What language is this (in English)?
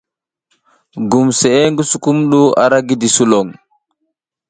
South Giziga